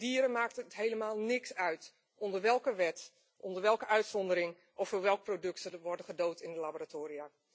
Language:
Dutch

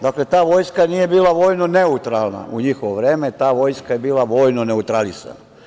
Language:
Serbian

